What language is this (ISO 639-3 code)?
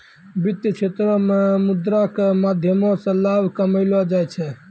mai